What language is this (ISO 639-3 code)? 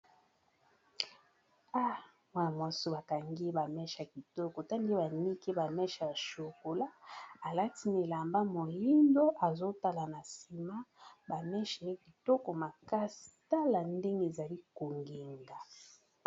lin